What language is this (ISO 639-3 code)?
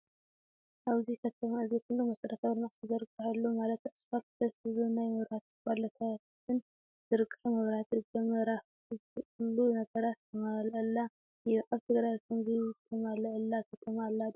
tir